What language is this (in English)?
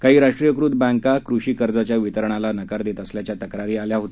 Marathi